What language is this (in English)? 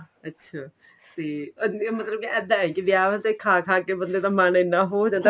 Punjabi